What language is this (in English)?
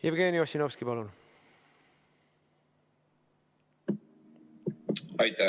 Estonian